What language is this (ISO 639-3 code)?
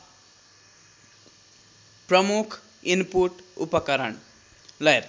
nep